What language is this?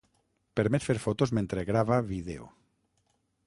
Catalan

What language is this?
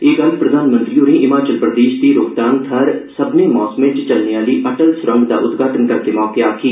Dogri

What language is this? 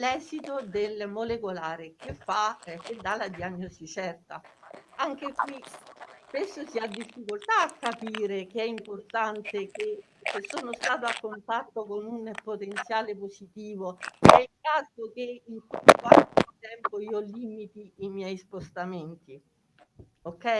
Italian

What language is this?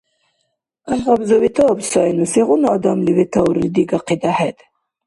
Dargwa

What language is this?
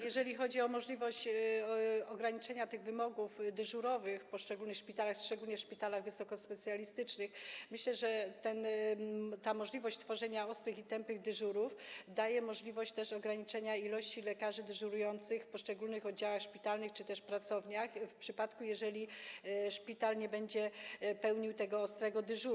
Polish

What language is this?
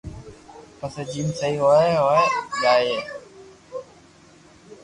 Loarki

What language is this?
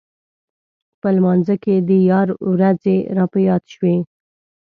Pashto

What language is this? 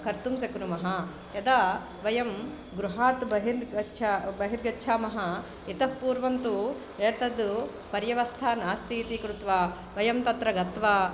Sanskrit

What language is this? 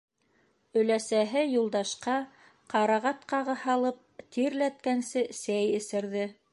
Bashkir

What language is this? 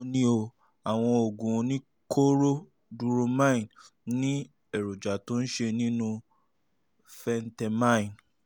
Yoruba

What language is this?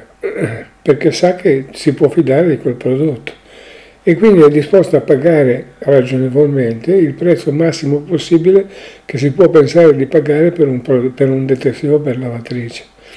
Italian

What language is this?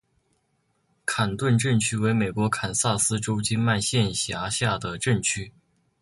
Chinese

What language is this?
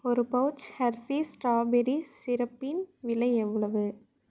Tamil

